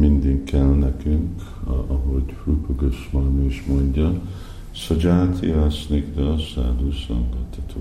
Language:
Hungarian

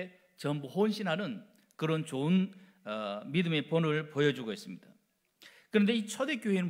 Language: Korean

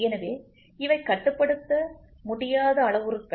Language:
Tamil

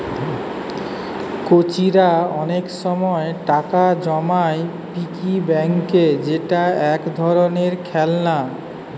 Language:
Bangla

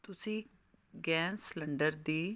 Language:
Punjabi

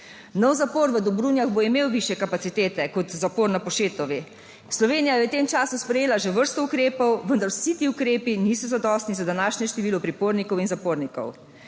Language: Slovenian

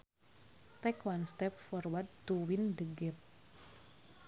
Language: Sundanese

